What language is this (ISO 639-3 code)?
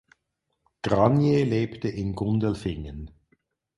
deu